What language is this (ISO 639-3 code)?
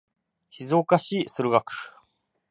jpn